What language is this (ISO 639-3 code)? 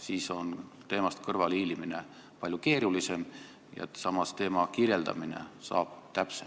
est